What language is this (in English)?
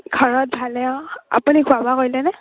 Assamese